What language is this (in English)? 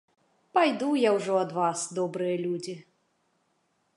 Belarusian